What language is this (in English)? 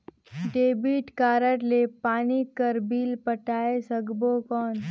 Chhattisgarhi